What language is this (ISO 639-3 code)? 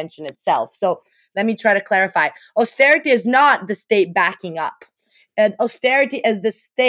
eng